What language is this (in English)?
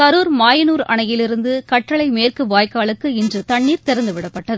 Tamil